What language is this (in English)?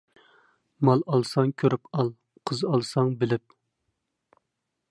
Uyghur